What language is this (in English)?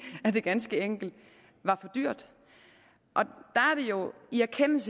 Danish